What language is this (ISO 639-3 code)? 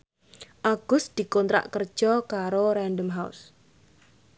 jav